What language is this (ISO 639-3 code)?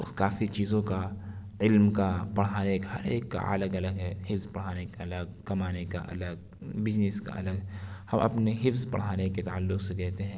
urd